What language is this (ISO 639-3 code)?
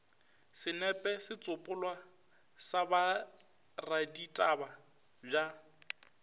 nso